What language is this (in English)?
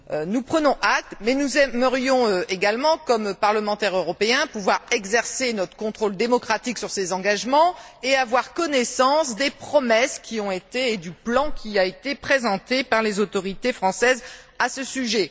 French